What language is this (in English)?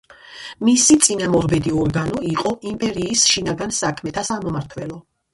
Georgian